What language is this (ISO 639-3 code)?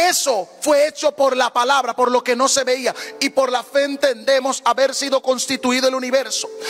spa